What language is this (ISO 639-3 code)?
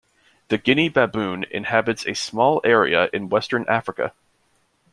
eng